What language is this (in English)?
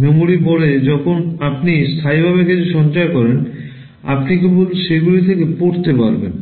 Bangla